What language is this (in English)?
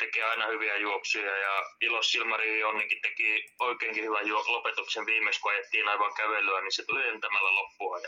Finnish